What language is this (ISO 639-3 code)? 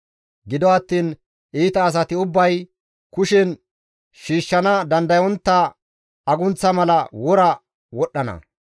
gmv